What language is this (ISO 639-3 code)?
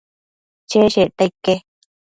mcf